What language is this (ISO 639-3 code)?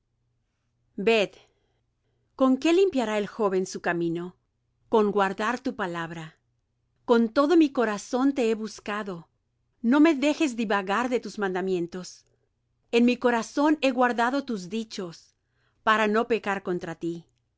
spa